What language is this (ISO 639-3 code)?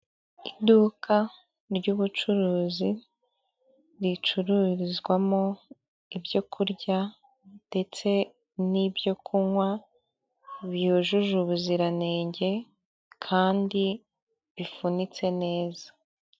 kin